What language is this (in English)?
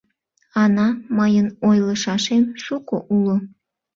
Mari